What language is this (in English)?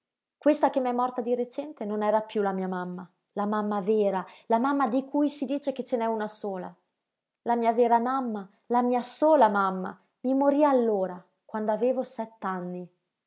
Italian